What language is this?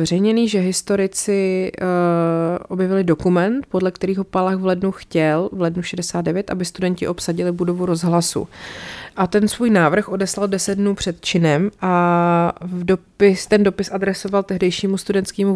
Czech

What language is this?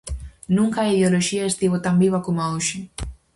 Galician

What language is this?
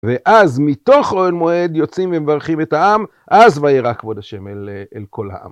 Hebrew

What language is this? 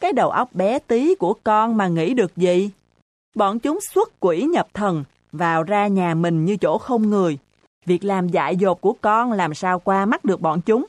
Vietnamese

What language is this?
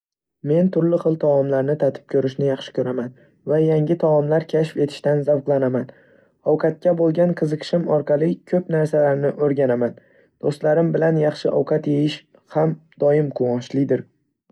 Uzbek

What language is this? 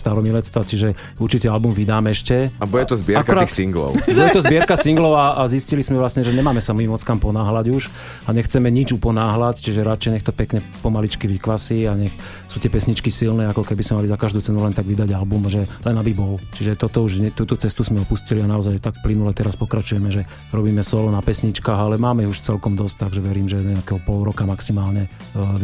Slovak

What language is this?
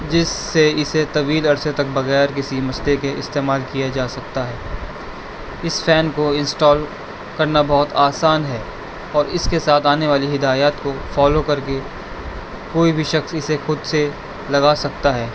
Urdu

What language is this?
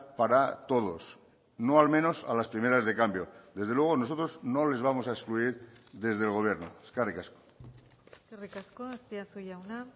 Spanish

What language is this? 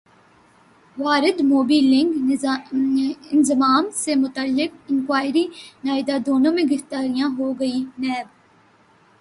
Urdu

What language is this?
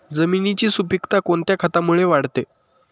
Marathi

